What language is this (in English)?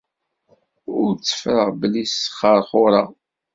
Kabyle